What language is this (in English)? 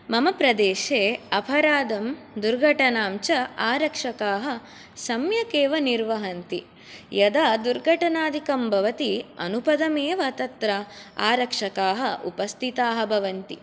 Sanskrit